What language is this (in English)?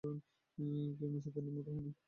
Bangla